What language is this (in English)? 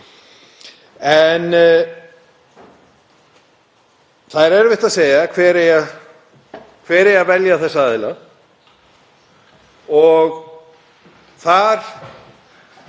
Icelandic